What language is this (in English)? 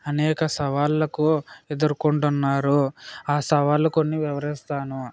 Telugu